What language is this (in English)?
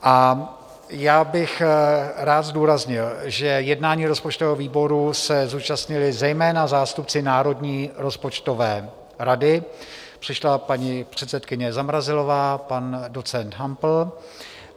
Czech